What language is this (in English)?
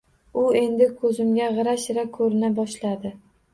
Uzbek